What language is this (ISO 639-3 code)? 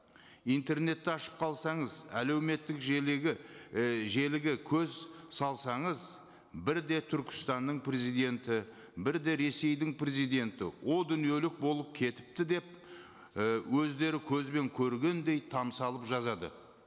kaz